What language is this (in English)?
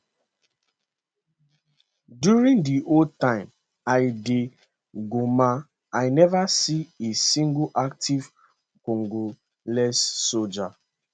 Nigerian Pidgin